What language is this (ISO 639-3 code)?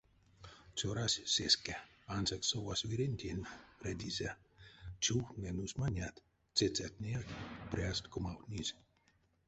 myv